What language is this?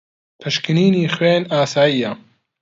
Central Kurdish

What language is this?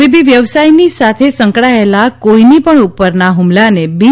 Gujarati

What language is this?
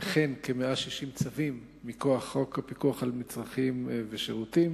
Hebrew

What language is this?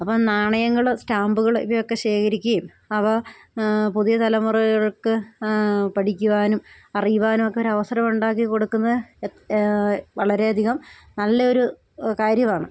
Malayalam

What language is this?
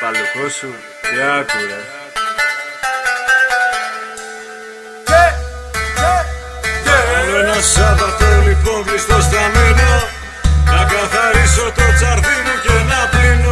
Greek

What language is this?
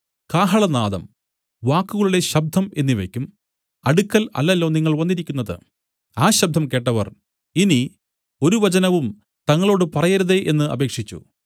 Malayalam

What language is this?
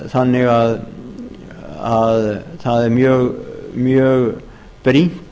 Icelandic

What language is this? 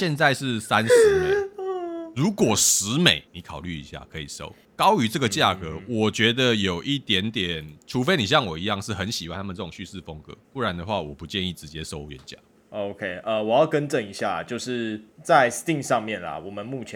Chinese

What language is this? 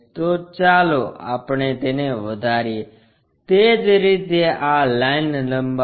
Gujarati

